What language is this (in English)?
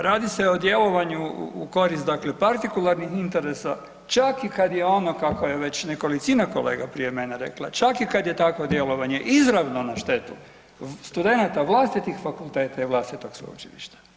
Croatian